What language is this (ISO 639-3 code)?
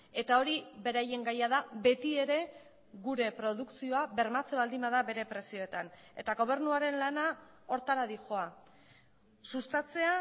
eus